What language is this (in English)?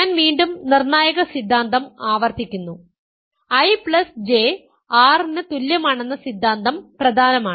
Malayalam